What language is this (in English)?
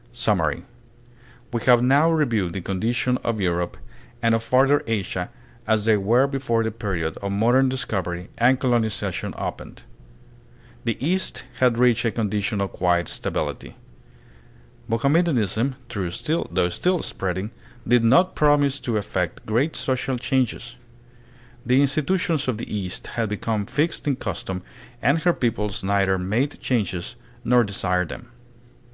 English